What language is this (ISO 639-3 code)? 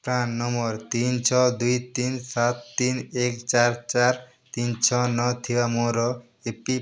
ori